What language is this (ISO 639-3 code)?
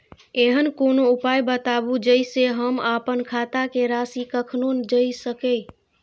mai